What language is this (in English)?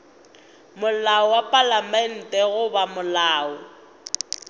Northern Sotho